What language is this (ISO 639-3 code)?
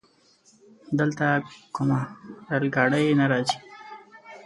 pus